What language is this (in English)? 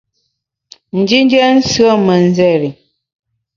Bamun